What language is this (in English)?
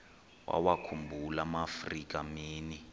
Xhosa